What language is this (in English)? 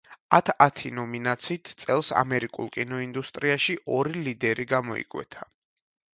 Georgian